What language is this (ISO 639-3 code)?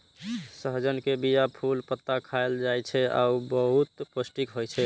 mai